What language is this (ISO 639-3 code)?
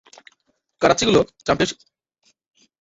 ben